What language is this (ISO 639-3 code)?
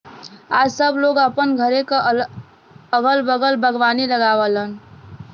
bho